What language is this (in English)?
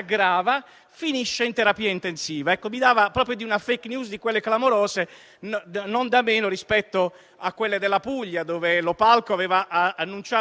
Italian